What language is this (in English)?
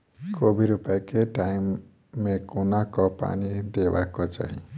Maithili